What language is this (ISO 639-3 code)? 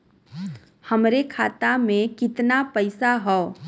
bho